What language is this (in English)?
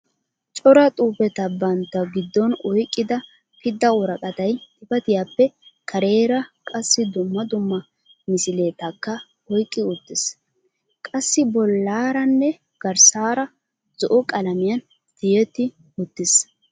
Wolaytta